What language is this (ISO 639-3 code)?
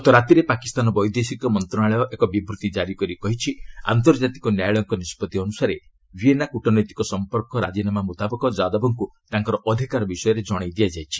ori